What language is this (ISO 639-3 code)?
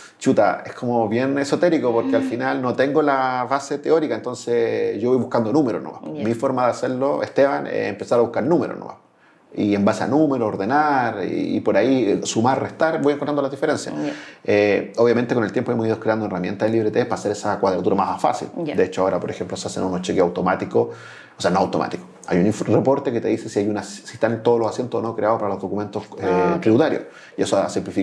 spa